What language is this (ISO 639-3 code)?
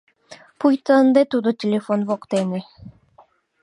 chm